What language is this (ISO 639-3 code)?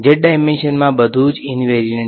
guj